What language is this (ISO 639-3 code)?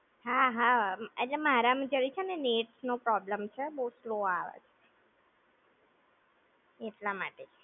guj